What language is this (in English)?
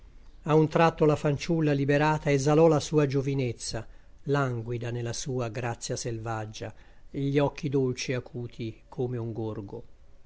Italian